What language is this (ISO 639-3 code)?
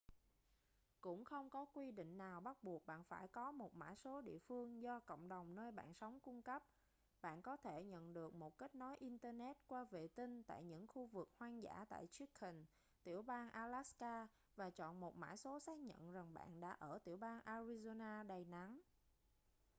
vie